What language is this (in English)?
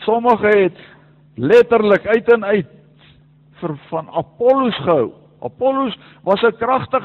Dutch